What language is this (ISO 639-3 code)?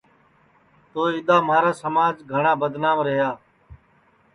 ssi